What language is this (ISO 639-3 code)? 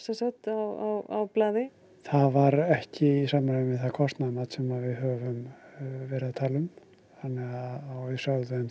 isl